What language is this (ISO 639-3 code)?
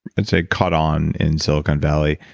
eng